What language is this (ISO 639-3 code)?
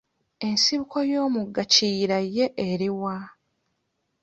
lug